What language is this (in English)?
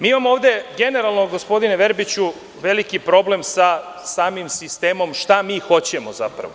Serbian